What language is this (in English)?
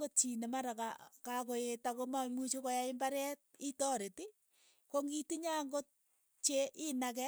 Keiyo